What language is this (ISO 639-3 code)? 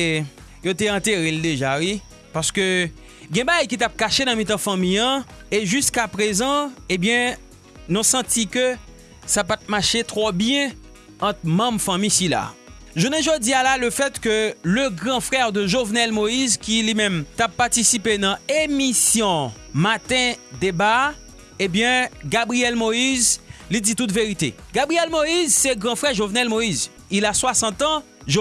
fra